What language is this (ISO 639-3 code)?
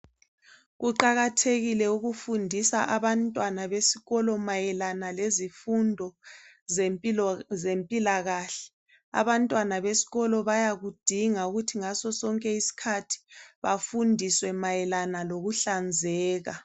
nde